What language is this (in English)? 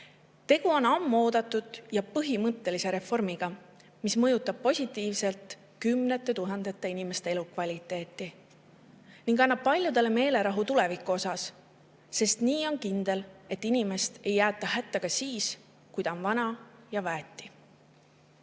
Estonian